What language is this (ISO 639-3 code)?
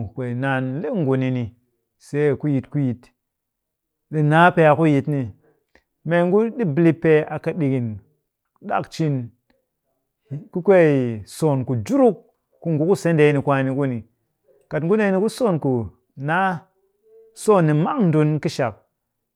cky